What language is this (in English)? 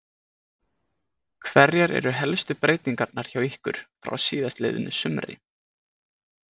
Icelandic